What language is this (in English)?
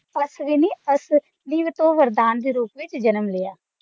Punjabi